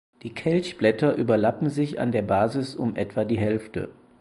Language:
German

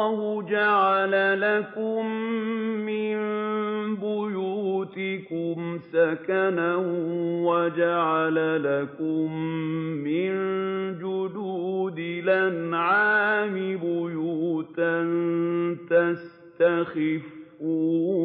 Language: Arabic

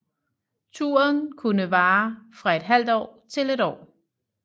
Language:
Danish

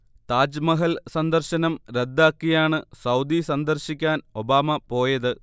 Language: Malayalam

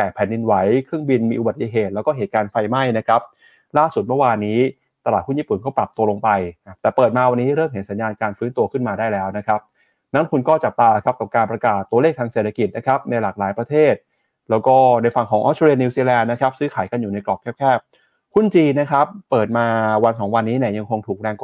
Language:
Thai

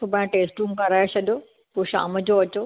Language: Sindhi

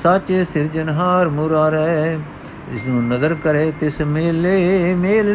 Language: Punjabi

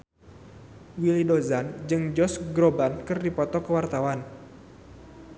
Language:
Sundanese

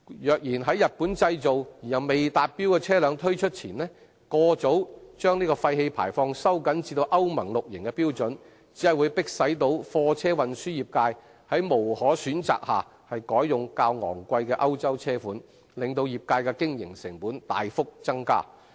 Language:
Cantonese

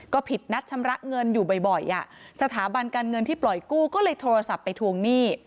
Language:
Thai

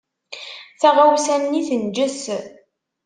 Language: Kabyle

